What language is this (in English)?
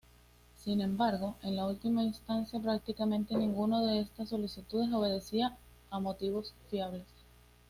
Spanish